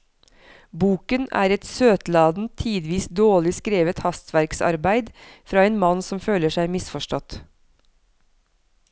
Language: Norwegian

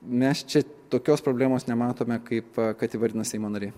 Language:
Lithuanian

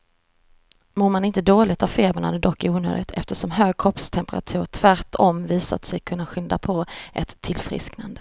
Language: Swedish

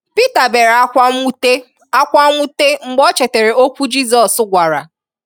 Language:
Igbo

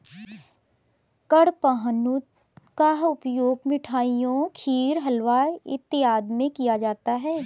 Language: Hindi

